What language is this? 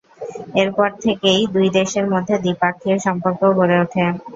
Bangla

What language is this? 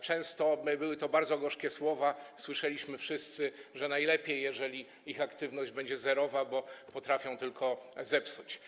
Polish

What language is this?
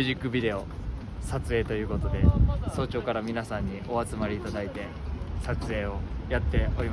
Japanese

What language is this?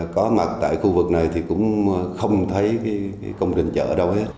Vietnamese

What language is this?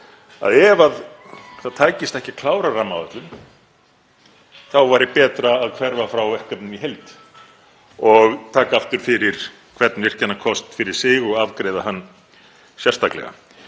Icelandic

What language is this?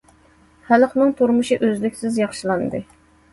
Uyghur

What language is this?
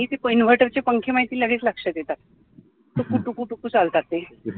Marathi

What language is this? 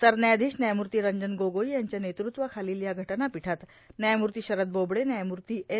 Marathi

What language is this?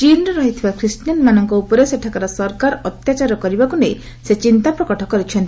Odia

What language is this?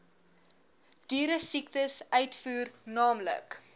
Afrikaans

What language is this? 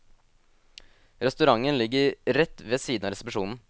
Norwegian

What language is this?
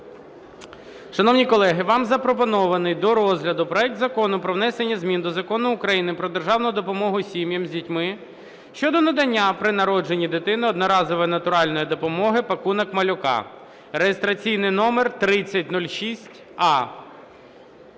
Ukrainian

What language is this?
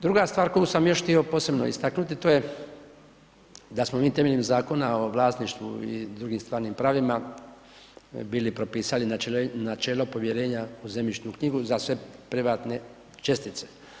Croatian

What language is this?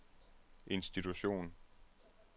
Danish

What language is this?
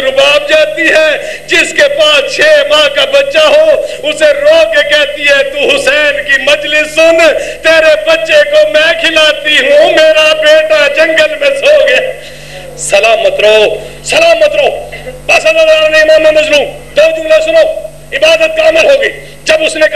Arabic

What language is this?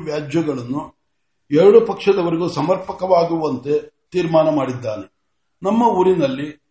Kannada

